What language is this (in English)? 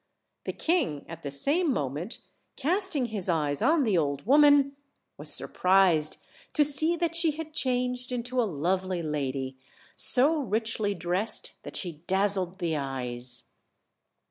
English